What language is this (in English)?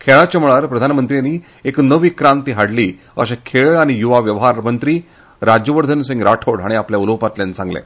Konkani